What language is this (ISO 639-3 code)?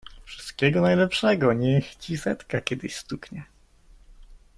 pol